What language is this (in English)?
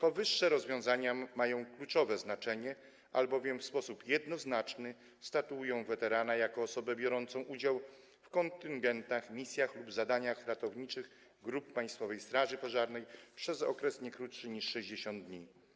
Polish